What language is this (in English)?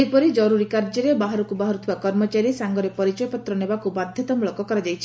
Odia